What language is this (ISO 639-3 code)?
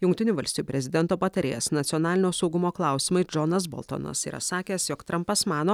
lit